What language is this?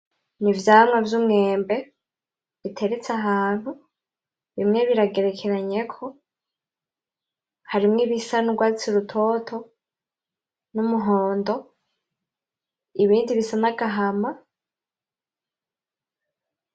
Rundi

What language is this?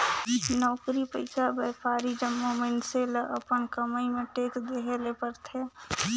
Chhattisgarhi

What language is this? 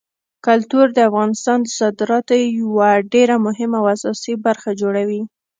Pashto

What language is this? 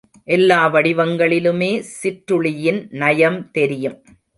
Tamil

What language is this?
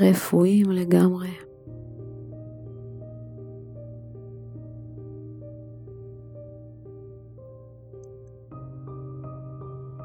Hebrew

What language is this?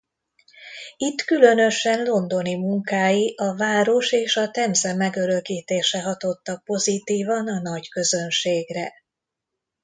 Hungarian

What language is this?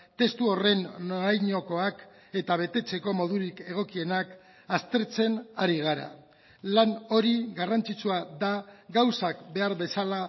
Basque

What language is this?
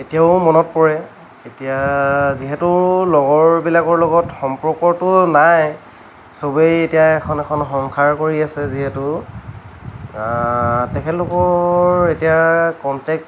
Assamese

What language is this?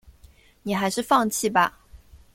Chinese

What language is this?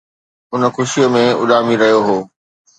Sindhi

